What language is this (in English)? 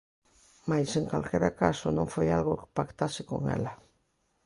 Galician